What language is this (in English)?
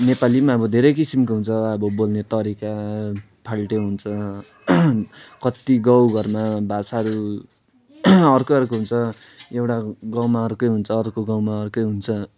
Nepali